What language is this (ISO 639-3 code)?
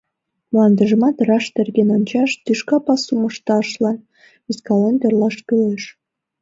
chm